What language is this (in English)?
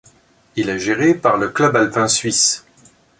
French